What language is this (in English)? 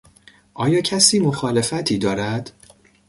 Persian